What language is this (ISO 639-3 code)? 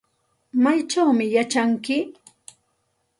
qxt